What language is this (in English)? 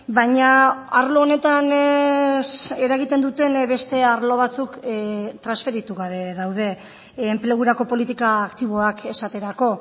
Basque